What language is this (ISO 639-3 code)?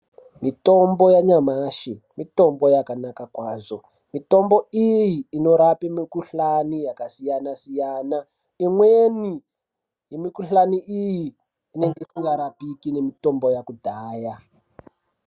ndc